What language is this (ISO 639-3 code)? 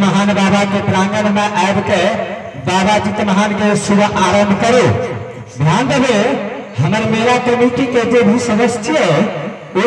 hin